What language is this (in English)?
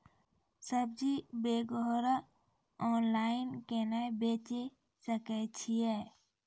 Maithili